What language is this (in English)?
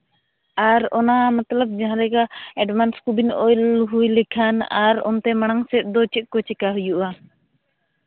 Santali